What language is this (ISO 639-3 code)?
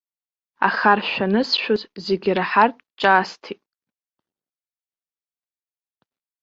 abk